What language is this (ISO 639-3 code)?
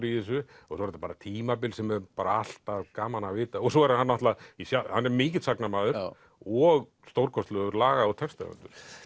isl